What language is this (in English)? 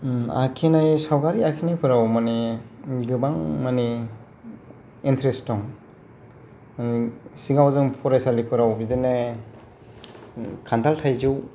Bodo